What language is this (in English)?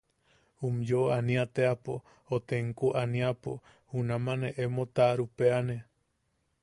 Yaqui